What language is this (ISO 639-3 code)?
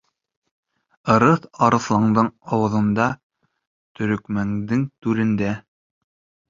bak